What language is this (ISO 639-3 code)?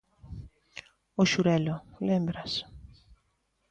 glg